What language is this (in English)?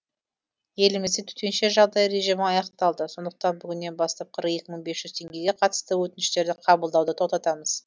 Kazakh